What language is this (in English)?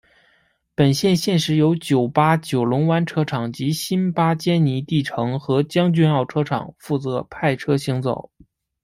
Chinese